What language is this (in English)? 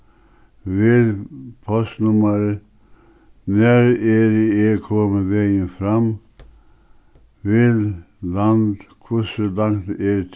Faroese